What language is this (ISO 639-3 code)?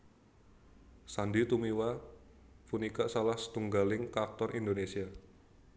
jav